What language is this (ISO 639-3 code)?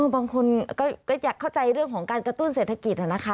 tha